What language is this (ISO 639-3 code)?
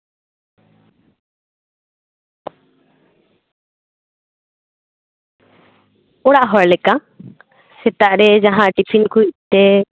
sat